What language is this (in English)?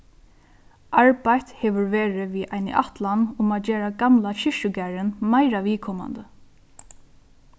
Faroese